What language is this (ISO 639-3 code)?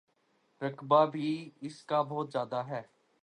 urd